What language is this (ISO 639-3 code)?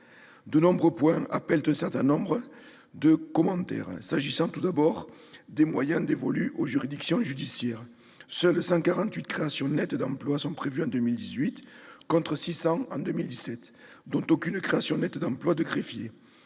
fra